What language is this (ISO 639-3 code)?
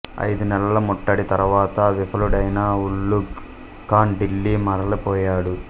tel